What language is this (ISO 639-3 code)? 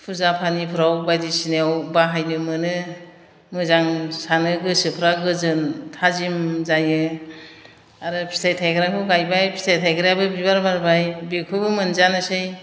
brx